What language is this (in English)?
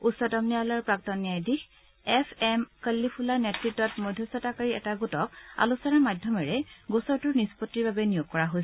Assamese